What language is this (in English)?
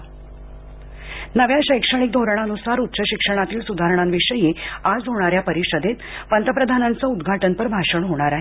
Marathi